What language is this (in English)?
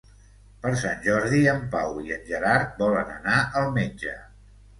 Catalan